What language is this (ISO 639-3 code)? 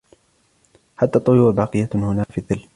ara